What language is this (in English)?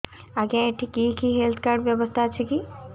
Odia